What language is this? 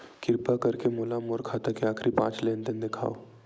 Chhattisgarhi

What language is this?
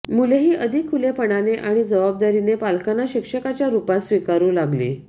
Marathi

